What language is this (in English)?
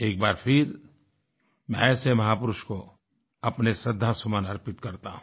Hindi